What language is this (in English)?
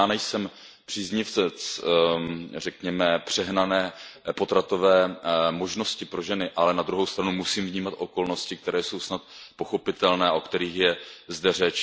Czech